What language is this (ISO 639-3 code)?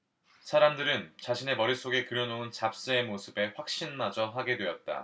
kor